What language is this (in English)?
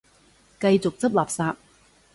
Cantonese